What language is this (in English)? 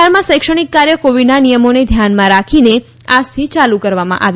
Gujarati